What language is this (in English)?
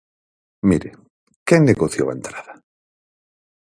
Galician